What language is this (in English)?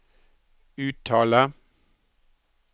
Norwegian